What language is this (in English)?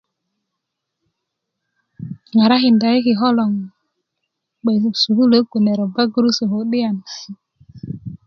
Kuku